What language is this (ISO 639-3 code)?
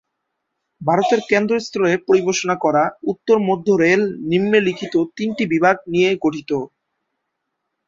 ben